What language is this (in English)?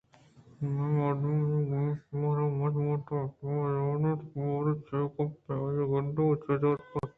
Eastern Balochi